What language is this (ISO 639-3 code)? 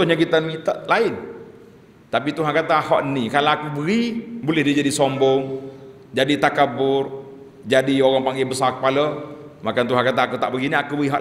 msa